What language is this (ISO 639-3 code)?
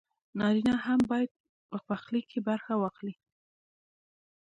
pus